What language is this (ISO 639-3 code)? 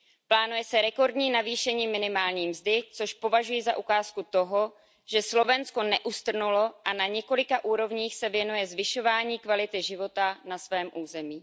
ces